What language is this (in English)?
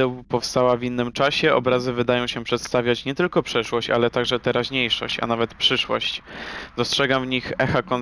Polish